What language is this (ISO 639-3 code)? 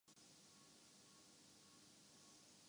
urd